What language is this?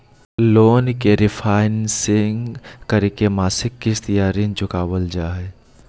Magahi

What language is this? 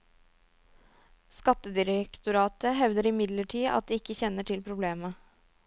Norwegian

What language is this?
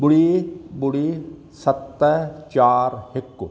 Sindhi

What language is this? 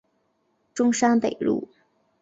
Chinese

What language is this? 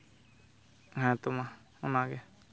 Santali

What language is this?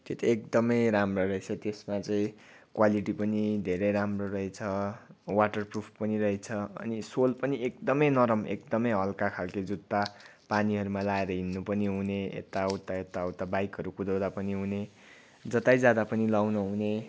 Nepali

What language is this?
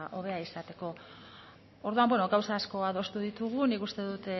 Basque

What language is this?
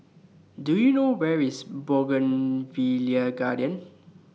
English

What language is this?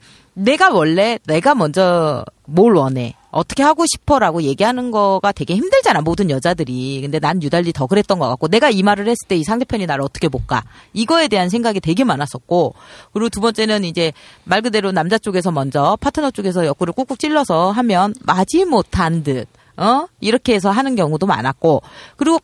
Korean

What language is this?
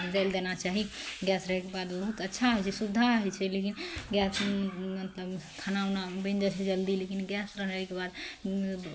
Maithili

